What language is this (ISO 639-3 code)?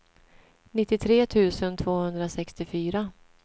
swe